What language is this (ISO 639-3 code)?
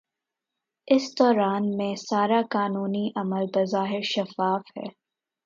urd